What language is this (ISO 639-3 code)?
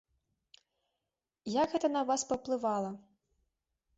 bel